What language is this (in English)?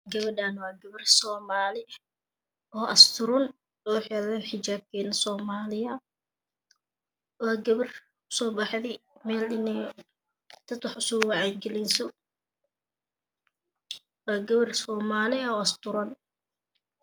Somali